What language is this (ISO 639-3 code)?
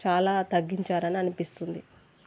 tel